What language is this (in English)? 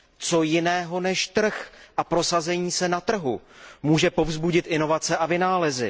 Czech